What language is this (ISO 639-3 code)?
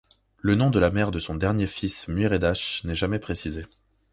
fra